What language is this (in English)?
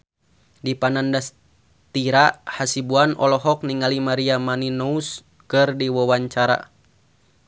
Sundanese